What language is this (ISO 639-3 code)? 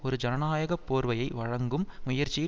tam